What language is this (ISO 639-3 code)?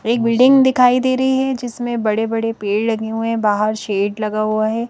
hin